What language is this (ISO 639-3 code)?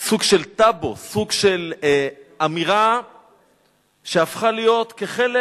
heb